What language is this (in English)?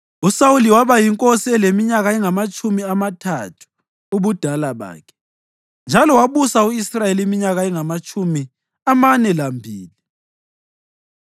North Ndebele